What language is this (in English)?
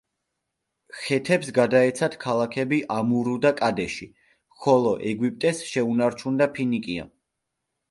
Georgian